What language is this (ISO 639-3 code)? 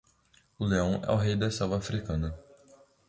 por